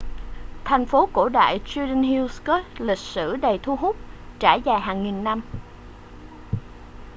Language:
Vietnamese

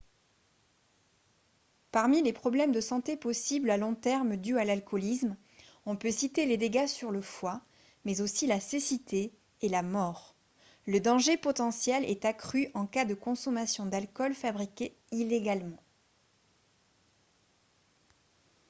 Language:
French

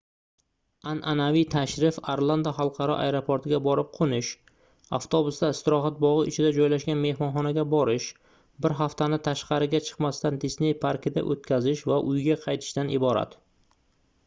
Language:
Uzbek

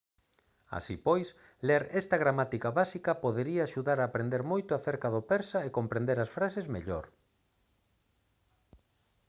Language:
Galician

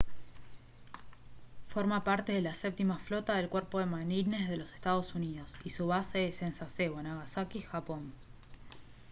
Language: Spanish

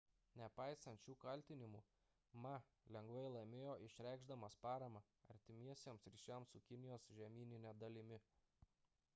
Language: Lithuanian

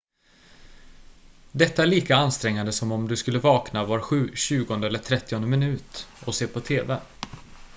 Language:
Swedish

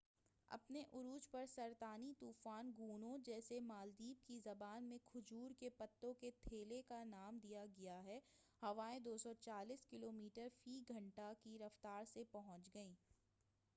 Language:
Urdu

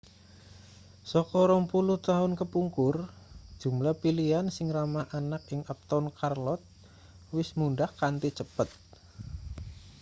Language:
Javanese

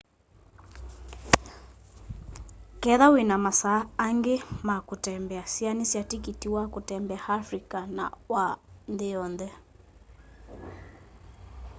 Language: Kamba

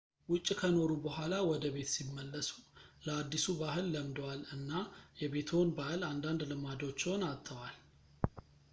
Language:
Amharic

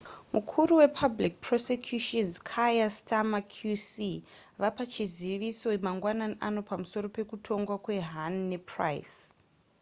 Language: Shona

